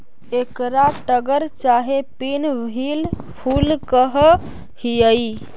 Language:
Magahi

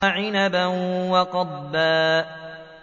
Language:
Arabic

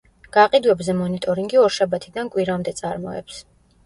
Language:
Georgian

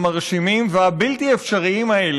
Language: Hebrew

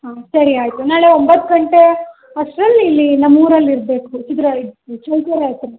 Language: Kannada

